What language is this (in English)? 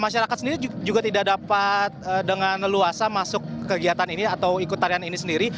Indonesian